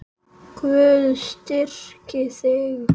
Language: Icelandic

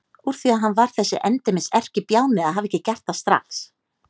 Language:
Icelandic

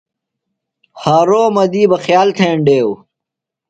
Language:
Phalura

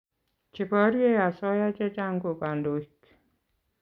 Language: Kalenjin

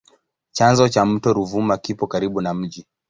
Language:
Swahili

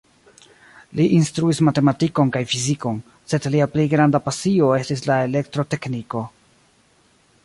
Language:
Esperanto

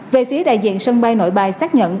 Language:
Vietnamese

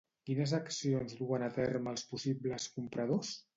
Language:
Catalan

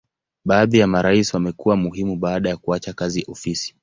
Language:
Swahili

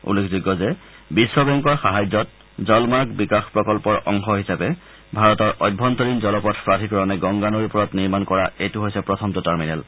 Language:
Assamese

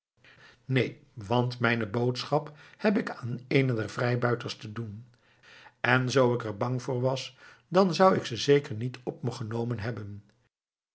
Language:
Dutch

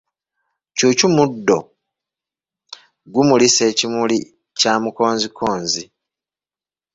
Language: Ganda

